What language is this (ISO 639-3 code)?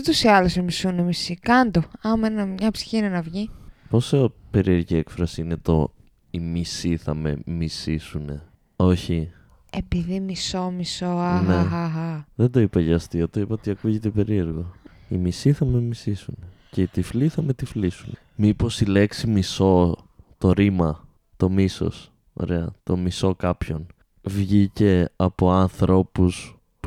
ell